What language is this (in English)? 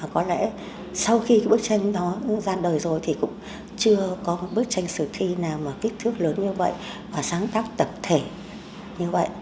Vietnamese